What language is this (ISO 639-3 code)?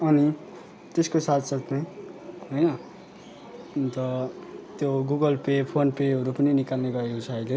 nep